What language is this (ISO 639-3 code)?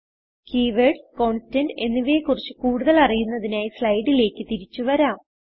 mal